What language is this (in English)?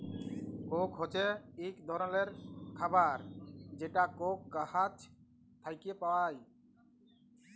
Bangla